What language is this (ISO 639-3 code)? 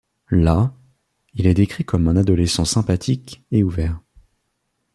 fra